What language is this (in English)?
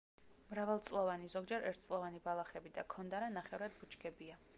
Georgian